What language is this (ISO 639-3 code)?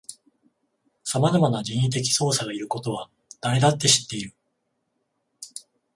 jpn